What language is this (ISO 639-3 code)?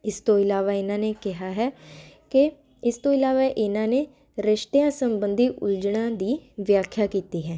pan